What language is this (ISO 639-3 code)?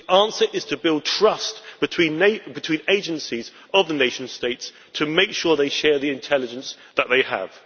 eng